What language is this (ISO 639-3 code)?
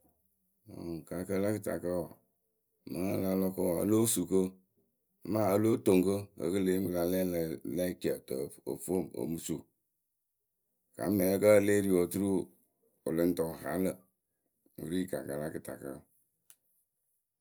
keu